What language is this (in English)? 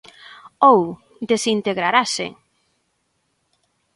Galician